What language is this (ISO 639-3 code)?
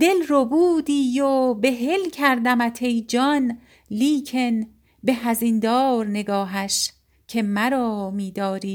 fas